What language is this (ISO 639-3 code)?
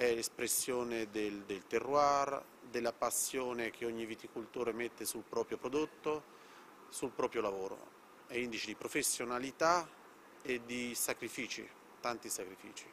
ita